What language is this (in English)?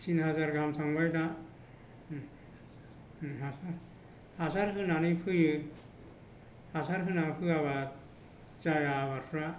Bodo